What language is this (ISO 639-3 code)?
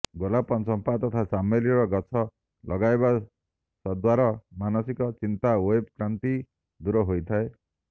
ori